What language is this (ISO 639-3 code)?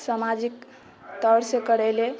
mai